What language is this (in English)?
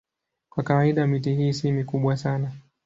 Swahili